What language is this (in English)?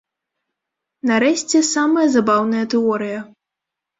Belarusian